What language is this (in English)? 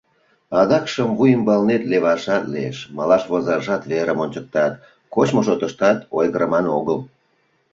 Mari